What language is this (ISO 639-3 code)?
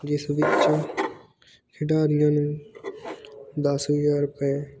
pan